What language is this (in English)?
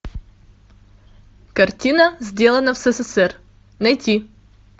Russian